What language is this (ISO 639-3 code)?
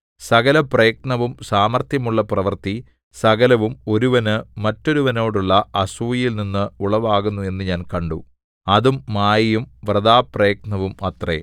mal